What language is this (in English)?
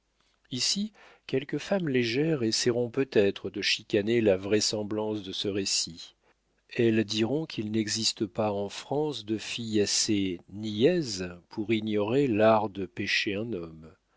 French